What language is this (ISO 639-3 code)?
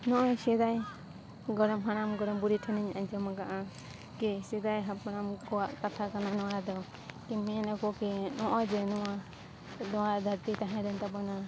sat